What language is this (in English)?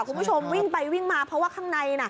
Thai